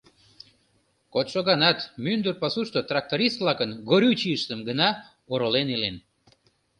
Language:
Mari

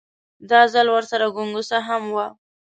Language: Pashto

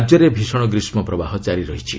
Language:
Odia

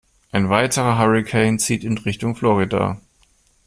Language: German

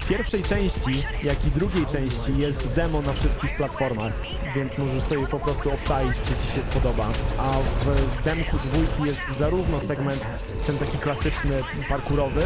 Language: Polish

